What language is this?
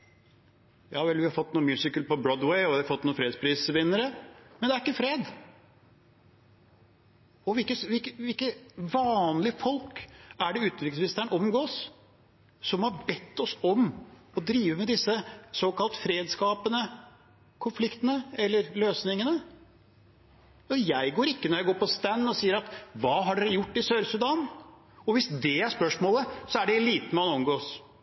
Norwegian Bokmål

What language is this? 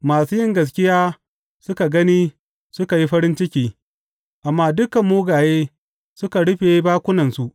Hausa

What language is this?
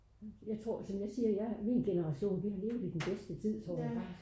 Danish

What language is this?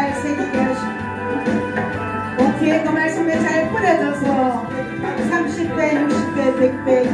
Korean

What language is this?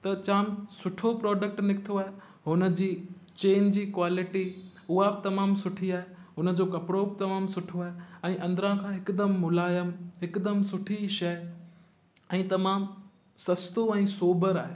Sindhi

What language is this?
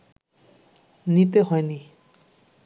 Bangla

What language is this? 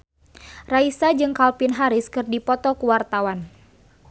Sundanese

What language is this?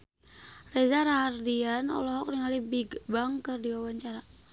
Sundanese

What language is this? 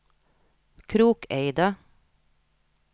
Norwegian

